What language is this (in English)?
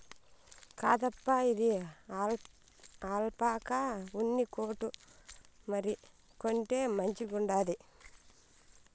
Telugu